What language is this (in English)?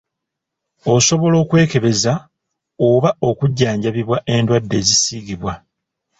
Ganda